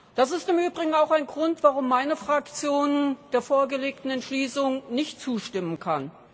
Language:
German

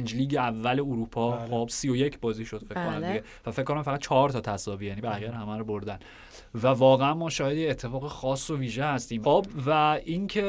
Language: Persian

